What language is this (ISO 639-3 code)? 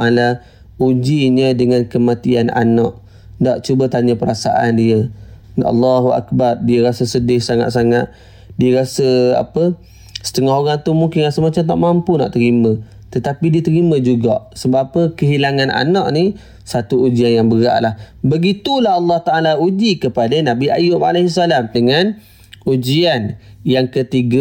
msa